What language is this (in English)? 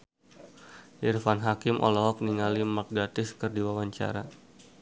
Sundanese